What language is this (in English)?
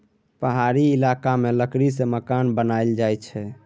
Maithili